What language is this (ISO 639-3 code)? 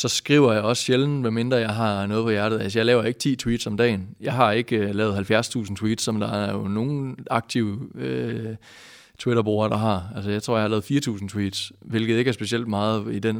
dan